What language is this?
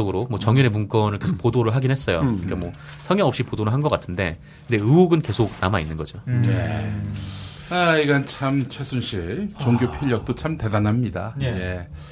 Korean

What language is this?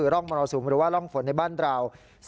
Thai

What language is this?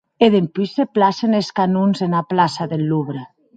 Occitan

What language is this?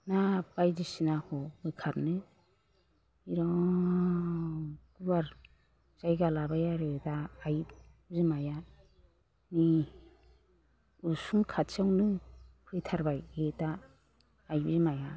Bodo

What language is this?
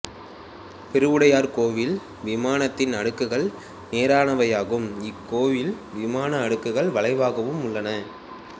Tamil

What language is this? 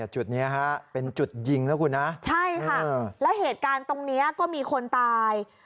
Thai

